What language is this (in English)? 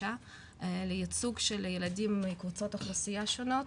Hebrew